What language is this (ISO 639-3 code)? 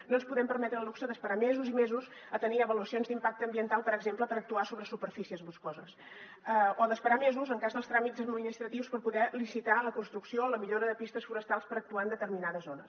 cat